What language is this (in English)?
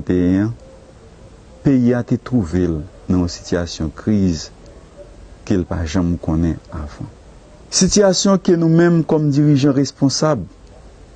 French